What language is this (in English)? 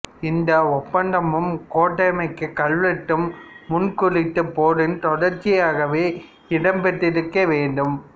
Tamil